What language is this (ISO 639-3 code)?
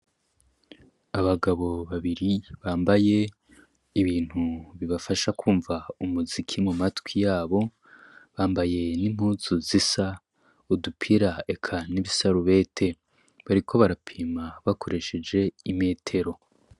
run